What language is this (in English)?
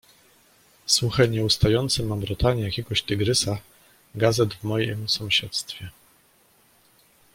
Polish